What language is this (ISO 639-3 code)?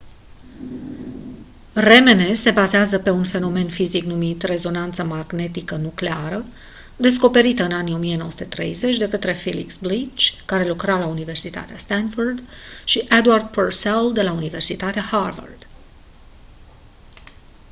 ron